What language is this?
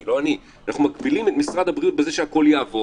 Hebrew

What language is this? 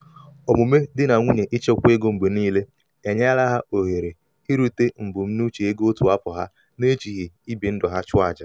Igbo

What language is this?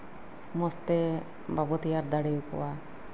Santali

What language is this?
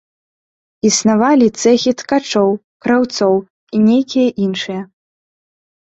Belarusian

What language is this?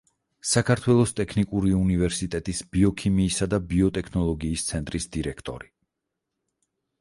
Georgian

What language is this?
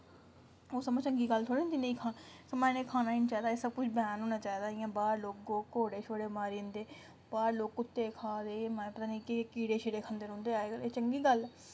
Dogri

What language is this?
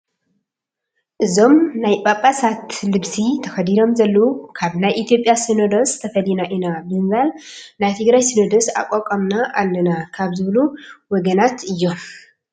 Tigrinya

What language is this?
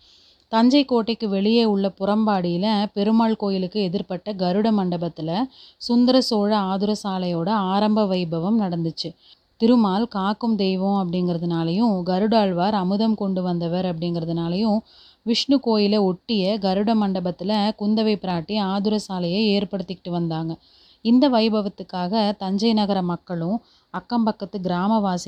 Tamil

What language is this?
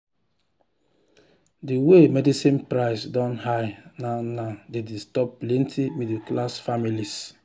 Nigerian Pidgin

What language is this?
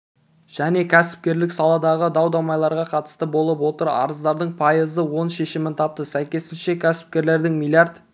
Kazakh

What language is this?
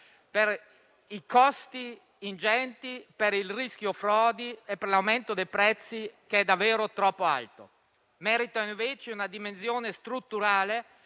Italian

